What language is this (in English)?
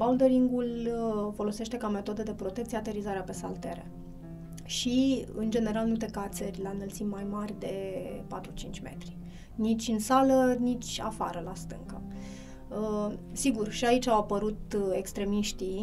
Romanian